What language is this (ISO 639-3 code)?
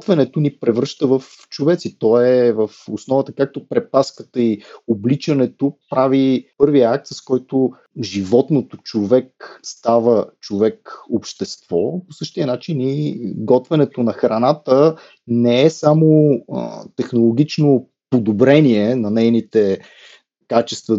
bul